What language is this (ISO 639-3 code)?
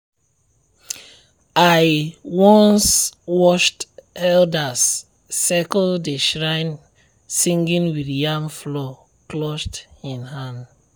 pcm